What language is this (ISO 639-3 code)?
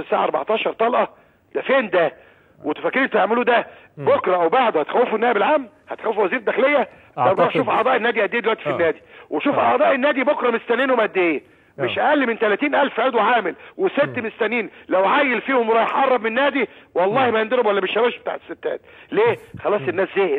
ara